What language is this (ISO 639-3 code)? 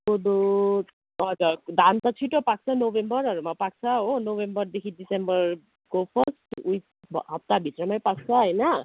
nep